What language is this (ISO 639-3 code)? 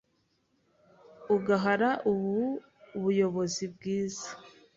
kin